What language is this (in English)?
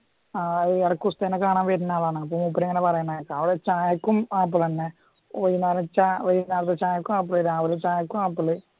Malayalam